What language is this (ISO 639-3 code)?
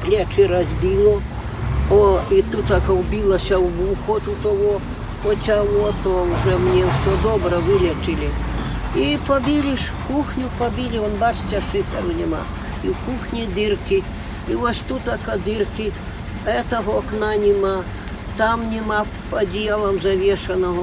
ukr